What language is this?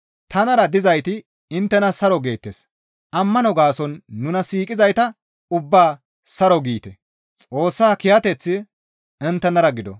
Gamo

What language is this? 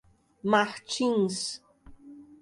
Portuguese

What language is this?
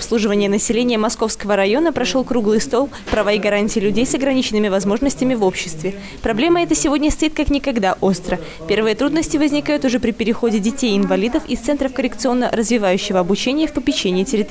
Russian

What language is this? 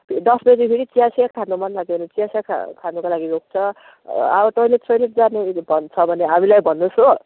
Nepali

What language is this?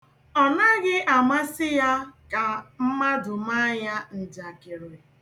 Igbo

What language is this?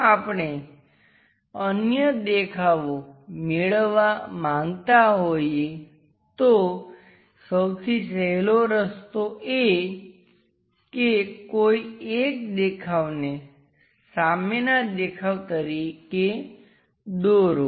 Gujarati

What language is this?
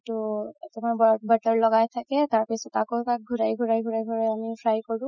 Assamese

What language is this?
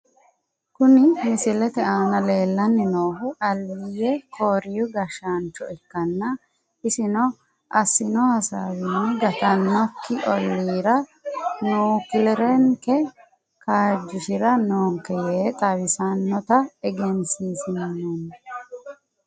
Sidamo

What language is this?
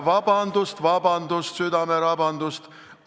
Estonian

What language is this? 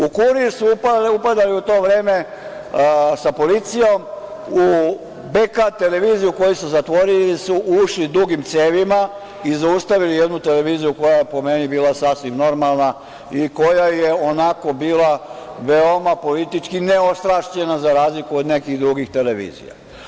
Serbian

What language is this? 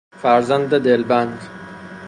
Persian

